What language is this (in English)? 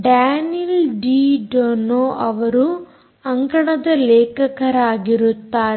Kannada